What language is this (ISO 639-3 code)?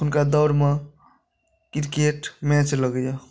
mai